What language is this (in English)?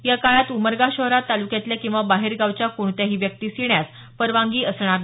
Marathi